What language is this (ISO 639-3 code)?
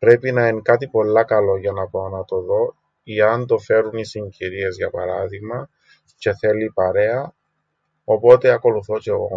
ell